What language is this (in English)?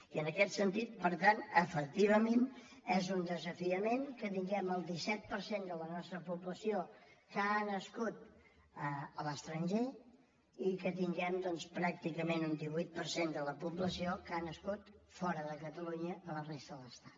Catalan